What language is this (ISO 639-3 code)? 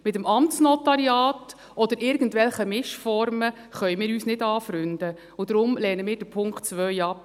gsw